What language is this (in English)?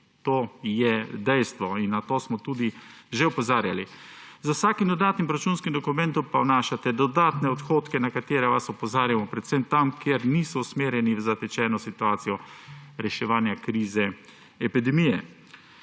Slovenian